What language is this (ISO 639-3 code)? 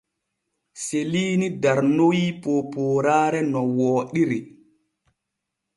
fue